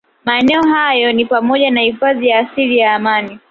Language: Swahili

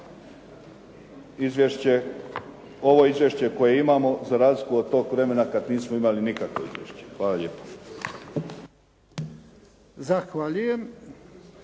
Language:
Croatian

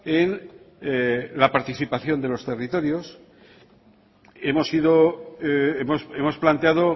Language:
Spanish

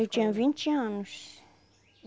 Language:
Portuguese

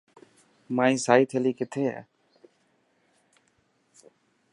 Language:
Dhatki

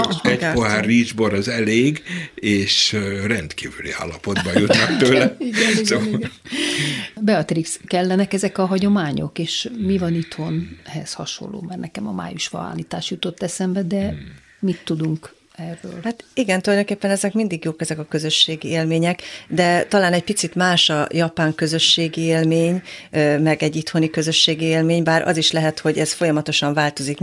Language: Hungarian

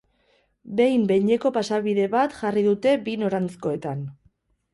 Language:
Basque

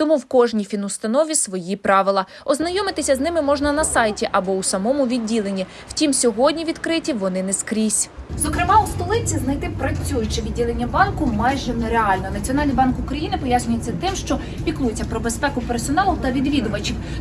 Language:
Ukrainian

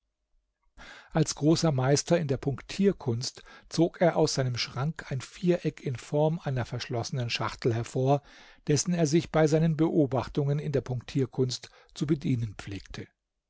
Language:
German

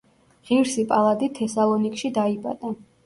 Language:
Georgian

